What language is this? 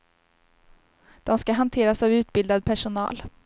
Swedish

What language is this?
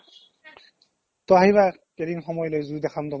Assamese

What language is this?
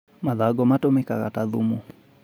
Kikuyu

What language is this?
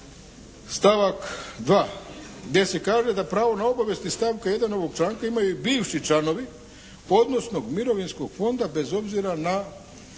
Croatian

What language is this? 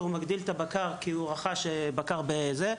Hebrew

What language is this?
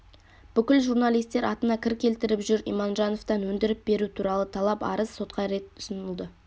Kazakh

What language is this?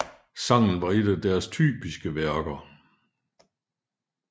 Danish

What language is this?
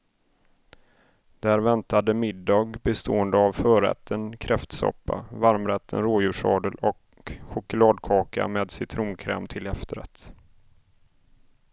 Swedish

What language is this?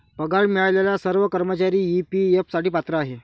Marathi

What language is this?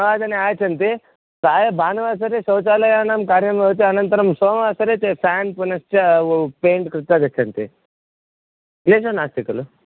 Sanskrit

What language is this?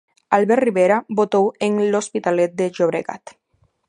Galician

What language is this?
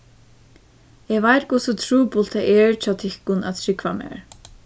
Faroese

